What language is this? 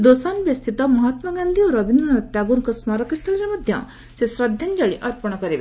Odia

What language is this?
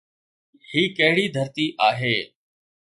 Sindhi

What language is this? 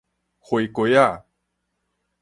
Min Nan Chinese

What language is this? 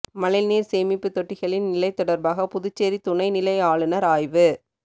Tamil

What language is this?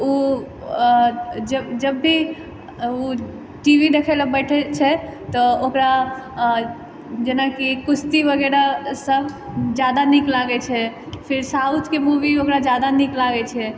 Maithili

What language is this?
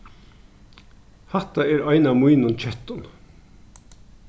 Faroese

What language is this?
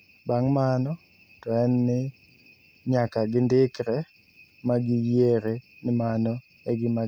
Luo (Kenya and Tanzania)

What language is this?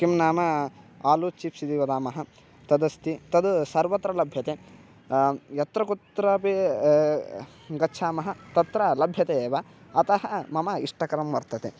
Sanskrit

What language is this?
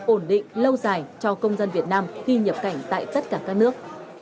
Vietnamese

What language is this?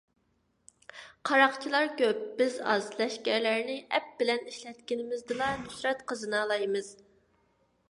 Uyghur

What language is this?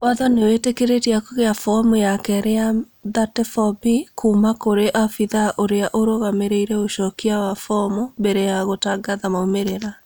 Kikuyu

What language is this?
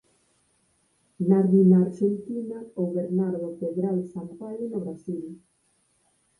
Galician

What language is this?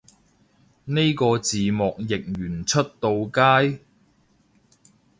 Cantonese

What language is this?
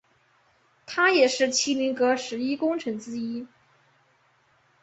Chinese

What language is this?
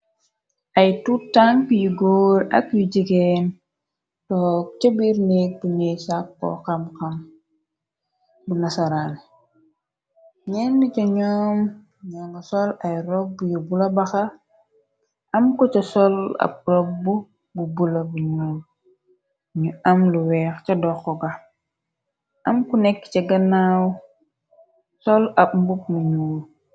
Wolof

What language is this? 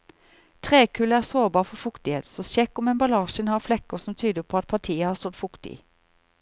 Norwegian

